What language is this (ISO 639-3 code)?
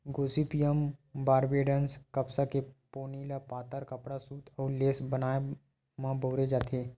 hne